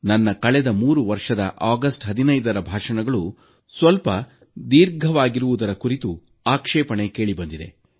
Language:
Kannada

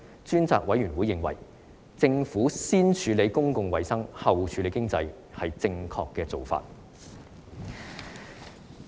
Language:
Cantonese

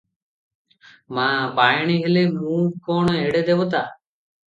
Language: Odia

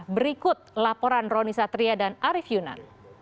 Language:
Indonesian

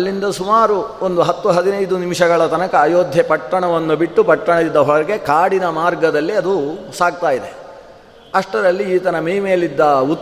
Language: Kannada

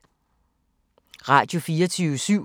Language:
Danish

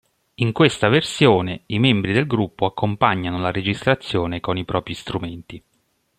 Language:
Italian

